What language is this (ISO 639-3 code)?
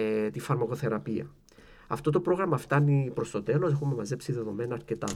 ell